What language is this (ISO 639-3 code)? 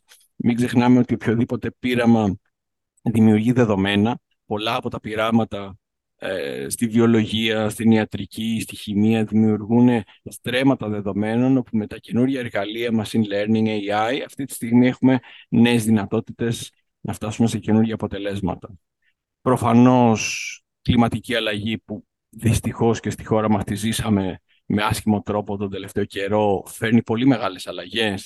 ell